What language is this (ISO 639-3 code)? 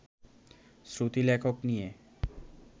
ben